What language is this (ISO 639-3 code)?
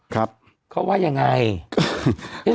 tha